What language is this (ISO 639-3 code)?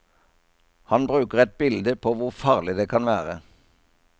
nor